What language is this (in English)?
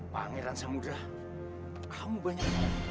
Indonesian